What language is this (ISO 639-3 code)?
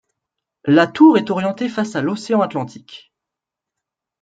fra